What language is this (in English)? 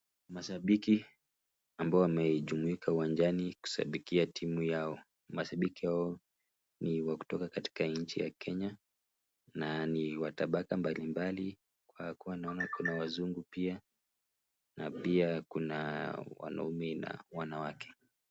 Swahili